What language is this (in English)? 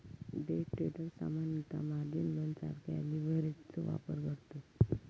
Marathi